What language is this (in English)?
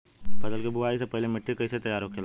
Bhojpuri